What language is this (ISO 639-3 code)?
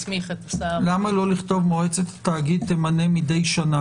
heb